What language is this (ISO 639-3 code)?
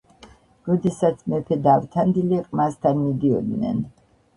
kat